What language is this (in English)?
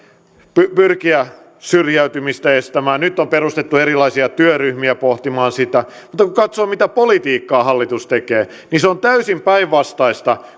Finnish